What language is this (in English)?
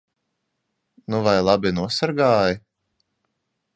Latvian